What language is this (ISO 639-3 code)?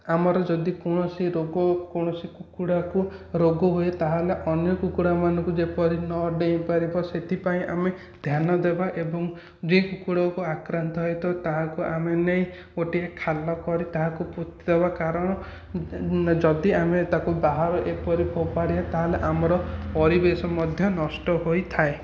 ori